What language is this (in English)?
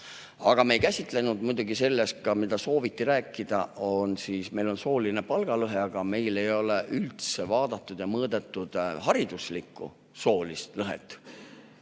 Estonian